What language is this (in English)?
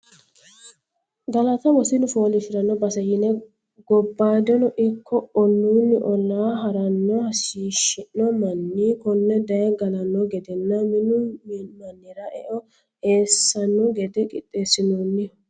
Sidamo